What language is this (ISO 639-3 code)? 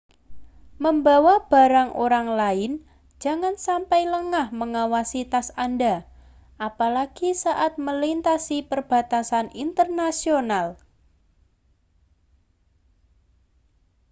ind